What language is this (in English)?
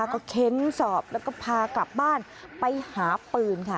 Thai